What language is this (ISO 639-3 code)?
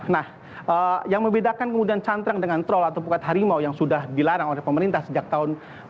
ind